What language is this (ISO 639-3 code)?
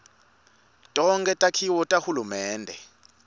ssw